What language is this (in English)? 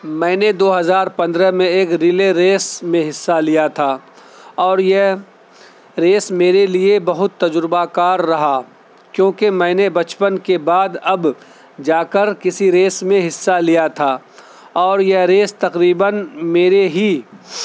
Urdu